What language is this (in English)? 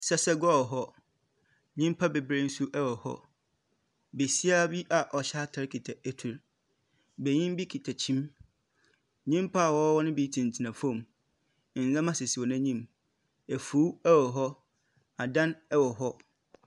Akan